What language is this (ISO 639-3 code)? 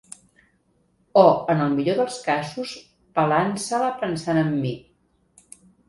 cat